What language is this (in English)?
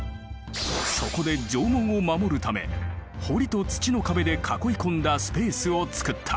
Japanese